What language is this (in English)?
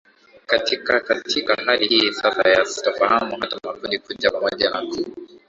Swahili